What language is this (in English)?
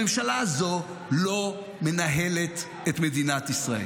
Hebrew